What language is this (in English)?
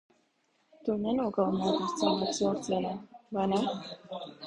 Latvian